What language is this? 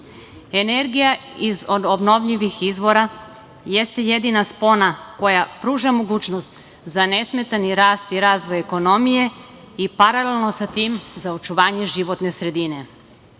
Serbian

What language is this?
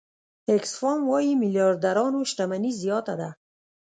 Pashto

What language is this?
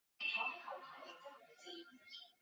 Chinese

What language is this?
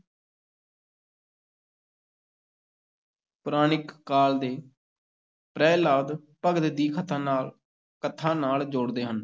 Punjabi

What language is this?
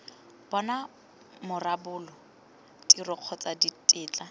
Tswana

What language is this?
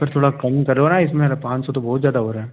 Hindi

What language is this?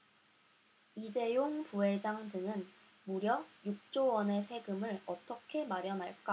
Korean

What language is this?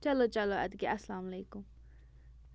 Kashmiri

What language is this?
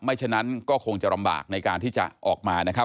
Thai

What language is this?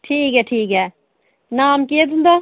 Dogri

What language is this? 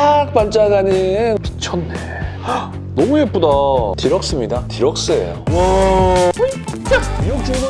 Korean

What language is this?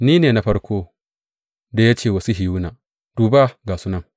Hausa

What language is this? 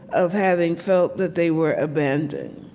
English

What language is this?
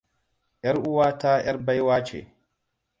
Hausa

